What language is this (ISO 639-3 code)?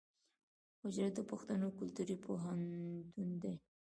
pus